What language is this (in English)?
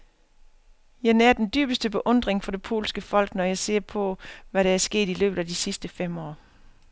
Danish